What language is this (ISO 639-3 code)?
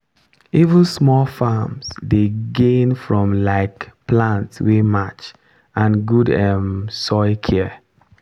pcm